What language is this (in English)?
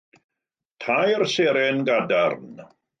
Welsh